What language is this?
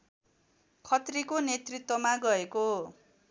Nepali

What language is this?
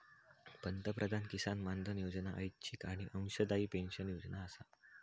Marathi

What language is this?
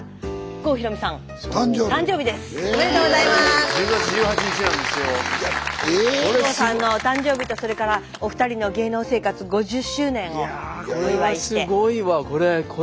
Japanese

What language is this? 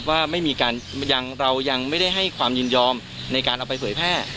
Thai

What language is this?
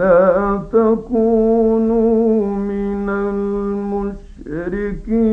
Arabic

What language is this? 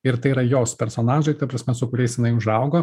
Lithuanian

